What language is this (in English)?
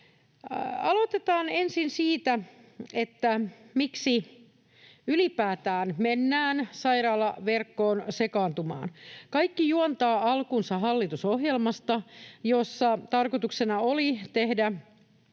Finnish